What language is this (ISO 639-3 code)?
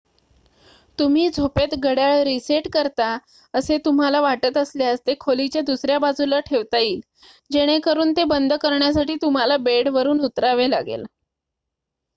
mar